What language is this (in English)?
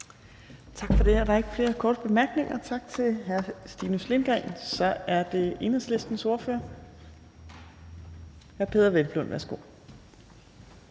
Danish